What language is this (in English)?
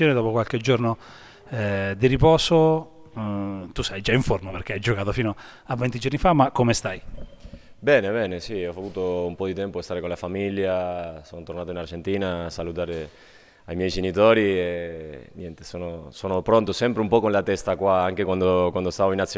Italian